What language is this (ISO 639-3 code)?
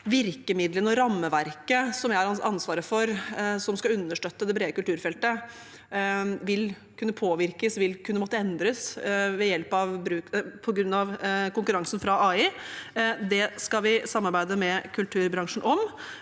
nor